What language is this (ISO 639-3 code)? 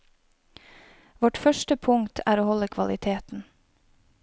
nor